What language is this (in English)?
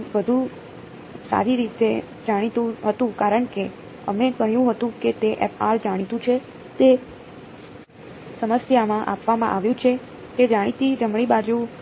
Gujarati